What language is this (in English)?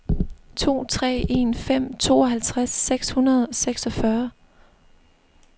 Danish